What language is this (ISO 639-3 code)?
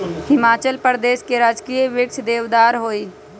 mag